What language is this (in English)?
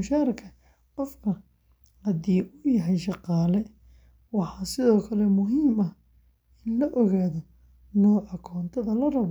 Somali